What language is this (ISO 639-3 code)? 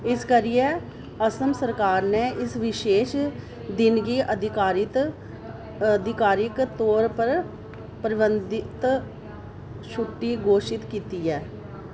doi